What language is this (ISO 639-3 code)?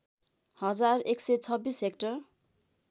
nep